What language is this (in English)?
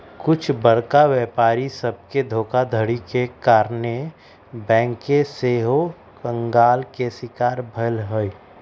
Magahi